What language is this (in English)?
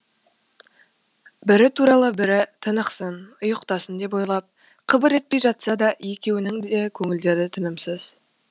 Kazakh